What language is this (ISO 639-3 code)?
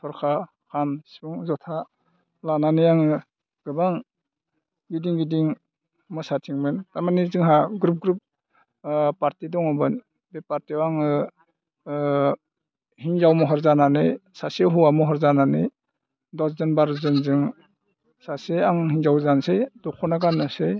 brx